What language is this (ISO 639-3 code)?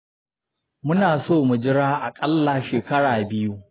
hau